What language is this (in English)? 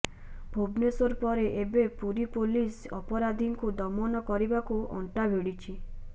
Odia